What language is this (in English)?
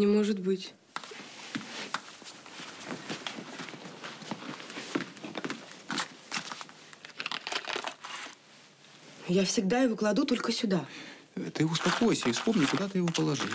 Russian